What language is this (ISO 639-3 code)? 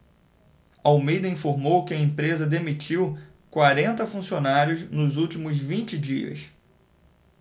por